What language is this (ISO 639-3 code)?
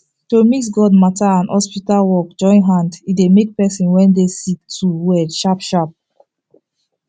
pcm